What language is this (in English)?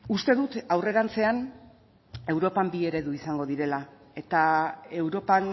Basque